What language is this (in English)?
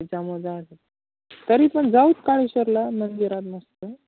Marathi